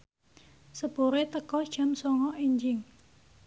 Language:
Javanese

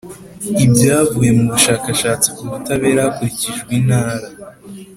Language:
Kinyarwanda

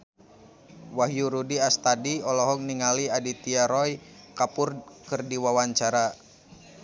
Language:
Sundanese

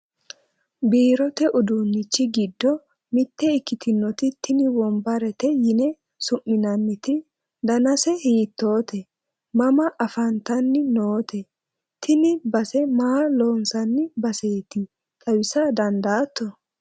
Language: Sidamo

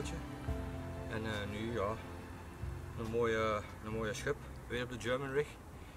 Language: Dutch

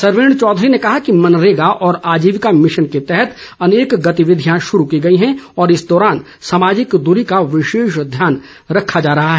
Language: Hindi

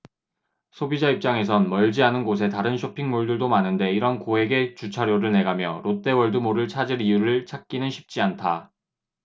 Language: Korean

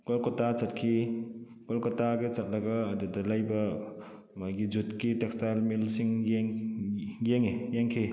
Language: Manipuri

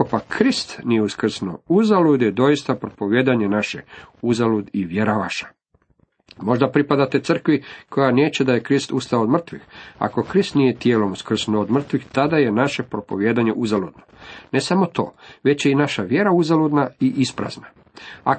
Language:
Croatian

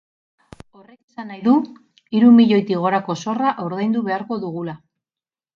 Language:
Basque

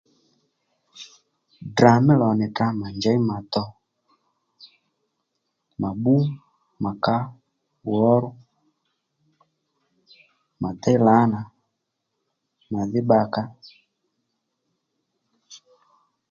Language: Lendu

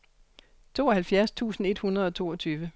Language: Danish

